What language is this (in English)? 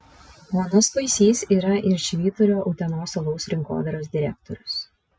Lithuanian